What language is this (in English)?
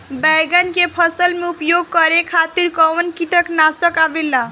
Bhojpuri